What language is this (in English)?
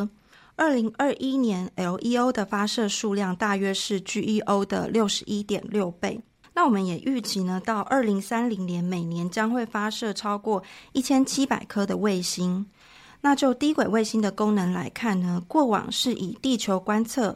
Chinese